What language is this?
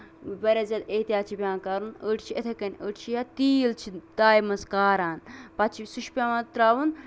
Kashmiri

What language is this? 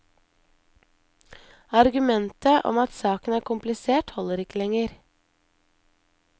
Norwegian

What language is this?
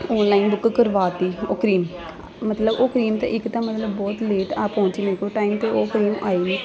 Punjabi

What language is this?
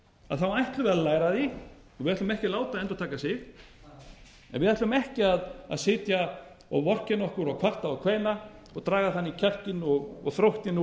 Icelandic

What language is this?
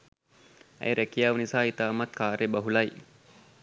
Sinhala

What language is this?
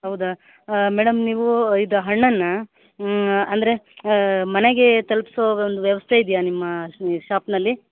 Kannada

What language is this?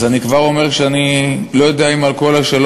Hebrew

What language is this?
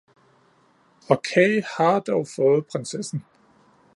Danish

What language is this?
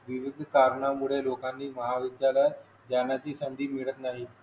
Marathi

